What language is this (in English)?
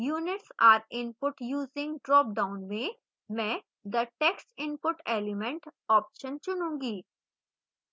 Hindi